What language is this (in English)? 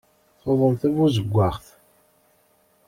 Kabyle